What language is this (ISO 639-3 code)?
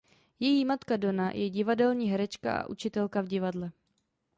ces